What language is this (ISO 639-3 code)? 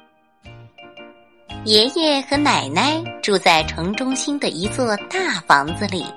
zho